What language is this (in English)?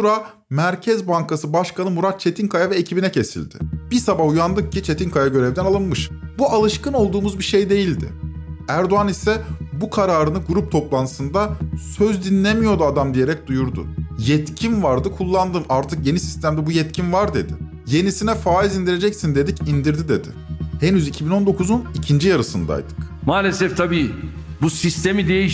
Turkish